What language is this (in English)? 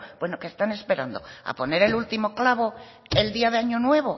Spanish